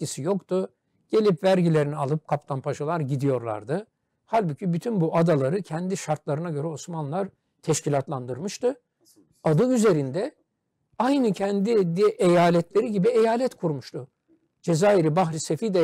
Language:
Turkish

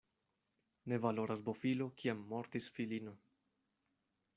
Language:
Esperanto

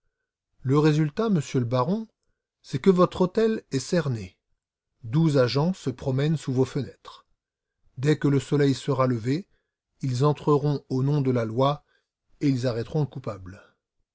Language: French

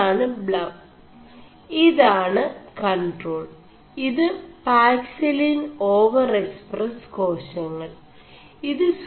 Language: Malayalam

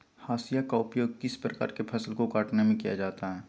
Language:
Magahi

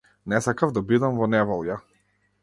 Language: Macedonian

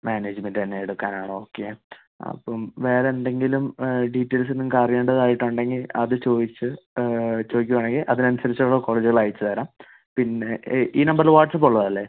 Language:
Malayalam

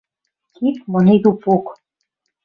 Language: Western Mari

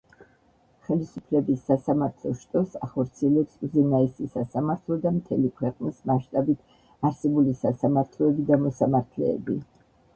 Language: Georgian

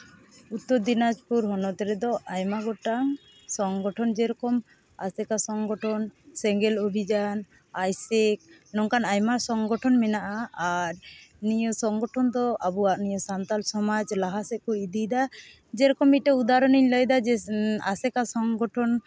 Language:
Santali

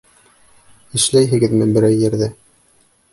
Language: Bashkir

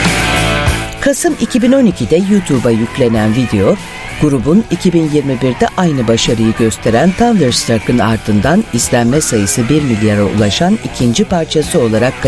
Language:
Turkish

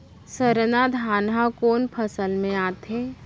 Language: Chhattisgarhi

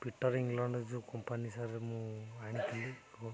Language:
Odia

